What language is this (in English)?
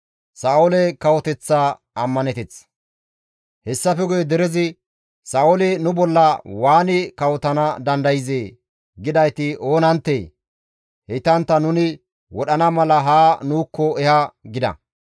Gamo